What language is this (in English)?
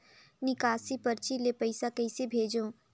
Chhattisgarhi